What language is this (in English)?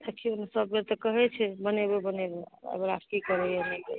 Maithili